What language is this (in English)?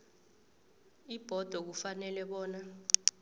South Ndebele